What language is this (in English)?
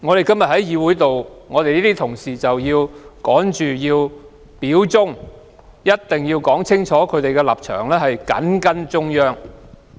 Cantonese